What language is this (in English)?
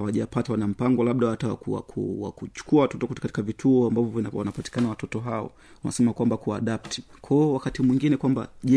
Swahili